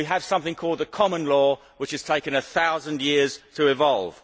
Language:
English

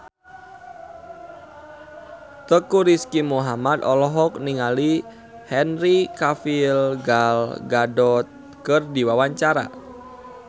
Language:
Sundanese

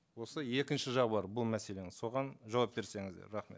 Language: Kazakh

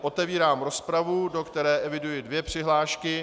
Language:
Czech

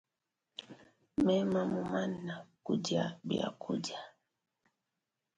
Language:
Luba-Lulua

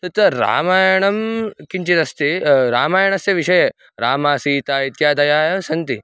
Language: Sanskrit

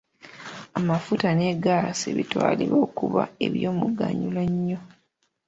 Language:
Ganda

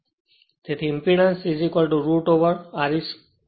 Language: Gujarati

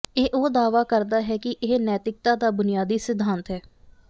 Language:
Punjabi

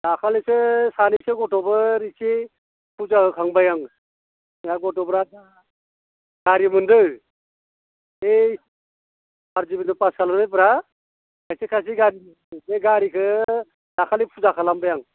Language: Bodo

